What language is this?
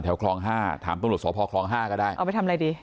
Thai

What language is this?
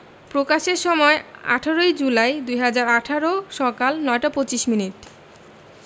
Bangla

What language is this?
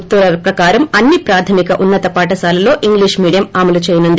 Telugu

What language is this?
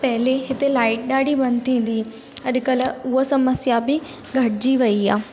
Sindhi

